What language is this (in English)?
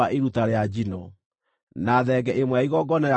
Kikuyu